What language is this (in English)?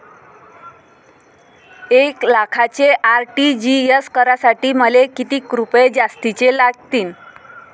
Marathi